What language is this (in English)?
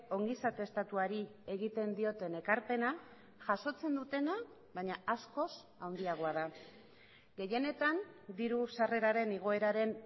Basque